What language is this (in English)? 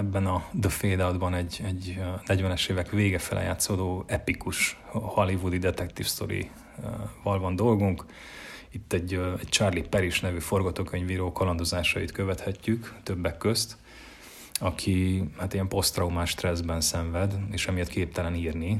Hungarian